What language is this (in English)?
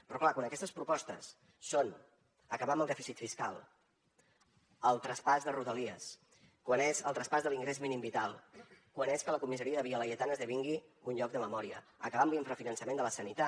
Catalan